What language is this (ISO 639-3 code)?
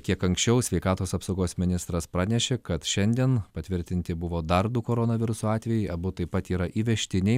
lit